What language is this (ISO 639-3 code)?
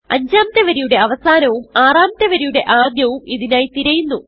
mal